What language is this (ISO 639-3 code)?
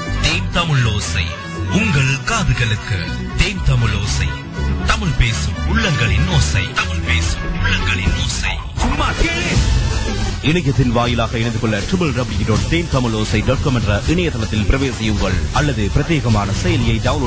tam